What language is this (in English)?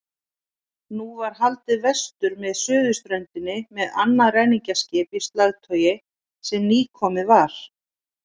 Icelandic